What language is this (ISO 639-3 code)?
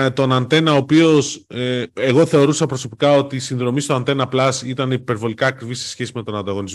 ell